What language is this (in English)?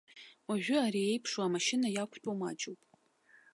Abkhazian